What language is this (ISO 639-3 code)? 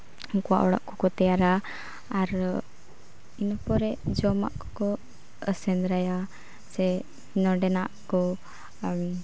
sat